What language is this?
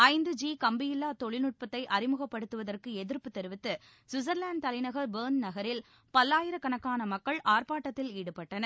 Tamil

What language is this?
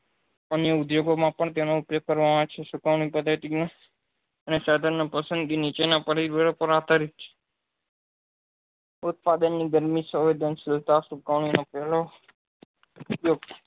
Gujarati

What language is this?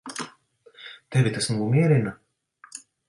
Latvian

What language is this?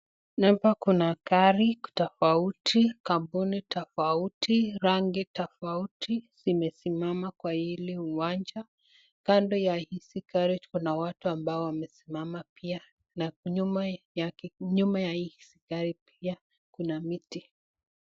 Swahili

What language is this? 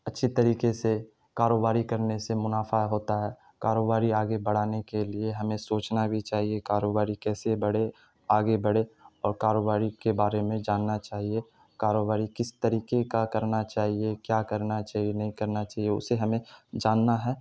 Urdu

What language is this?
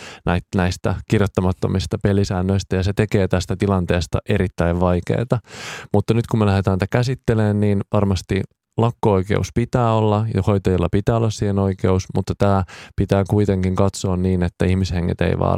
Finnish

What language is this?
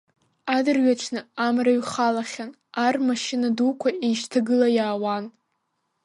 Abkhazian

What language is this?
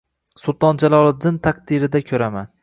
Uzbek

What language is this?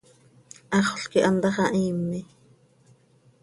Seri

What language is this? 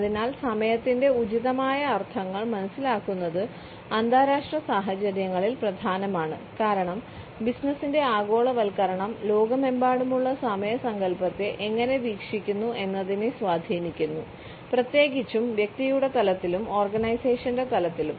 Malayalam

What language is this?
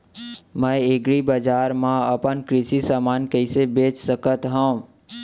Chhattisgarhi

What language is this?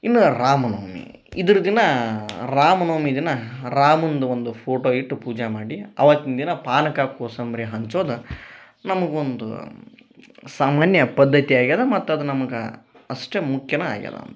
Kannada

